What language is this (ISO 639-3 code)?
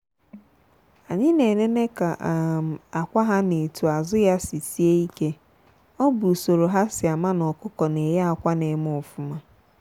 ibo